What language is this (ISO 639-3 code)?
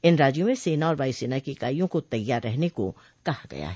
hin